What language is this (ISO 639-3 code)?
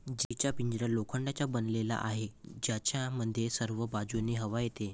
mar